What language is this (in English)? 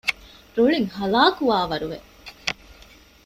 Divehi